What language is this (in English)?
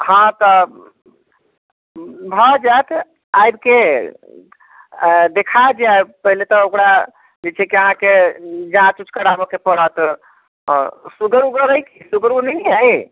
Maithili